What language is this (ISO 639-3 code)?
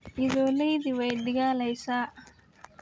som